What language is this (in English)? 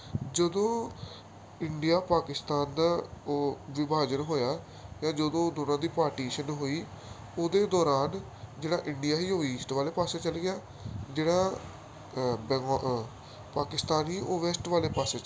Punjabi